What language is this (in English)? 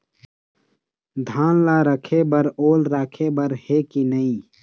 Chhattisgarhi